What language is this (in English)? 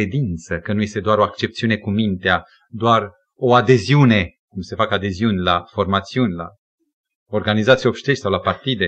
Romanian